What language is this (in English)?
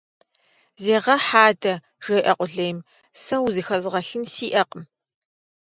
Kabardian